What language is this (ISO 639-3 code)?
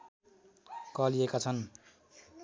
nep